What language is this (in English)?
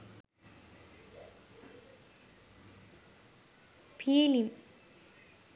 Sinhala